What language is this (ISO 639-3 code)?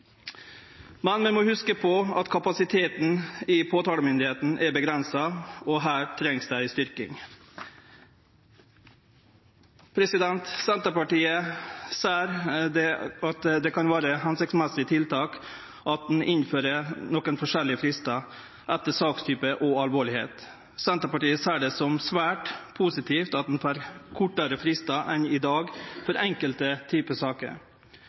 nno